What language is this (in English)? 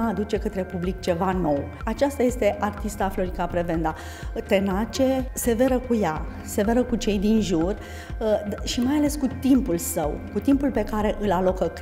Romanian